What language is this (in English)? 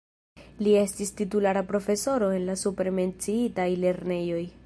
Esperanto